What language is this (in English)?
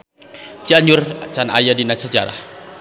Sundanese